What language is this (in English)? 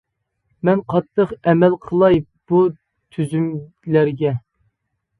Uyghur